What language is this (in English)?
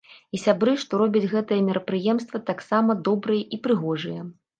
Belarusian